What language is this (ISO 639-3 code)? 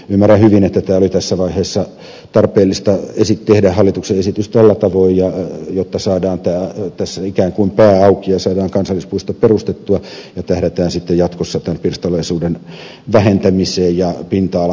fin